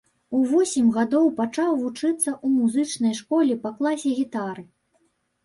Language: Belarusian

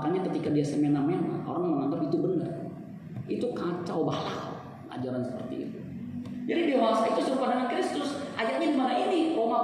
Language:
Indonesian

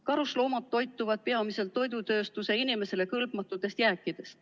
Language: Estonian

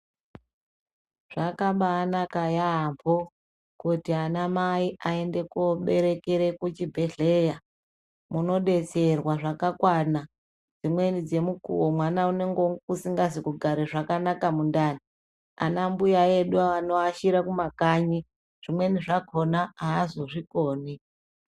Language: Ndau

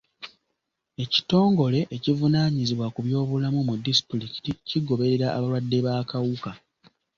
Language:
Ganda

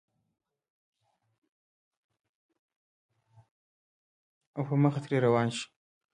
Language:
Pashto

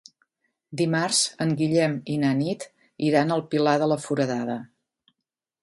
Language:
Catalan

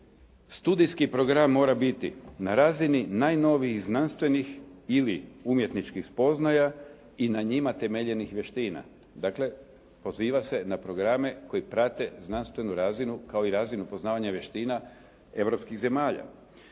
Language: Croatian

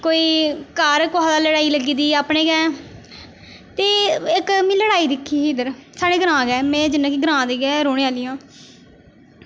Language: Dogri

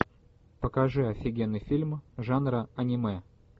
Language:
Russian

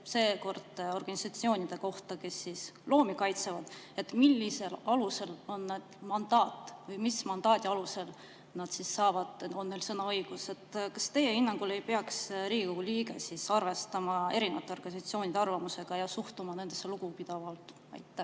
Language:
Estonian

